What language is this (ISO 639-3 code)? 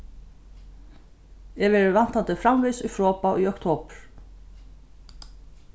fao